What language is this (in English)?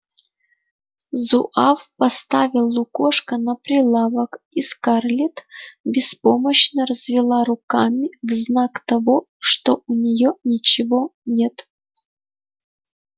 Russian